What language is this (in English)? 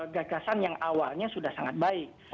Indonesian